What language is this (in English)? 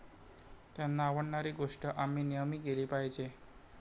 Marathi